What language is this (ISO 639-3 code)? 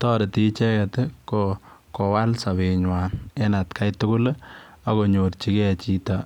kln